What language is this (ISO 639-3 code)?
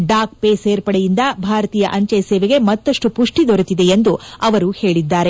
kan